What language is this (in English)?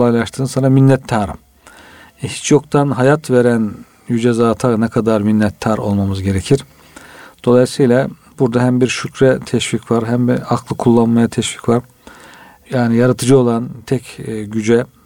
Turkish